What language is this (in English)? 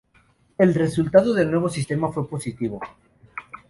Spanish